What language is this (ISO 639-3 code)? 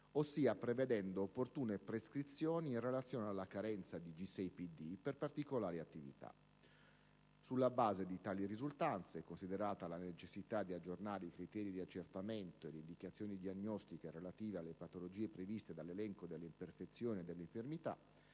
ita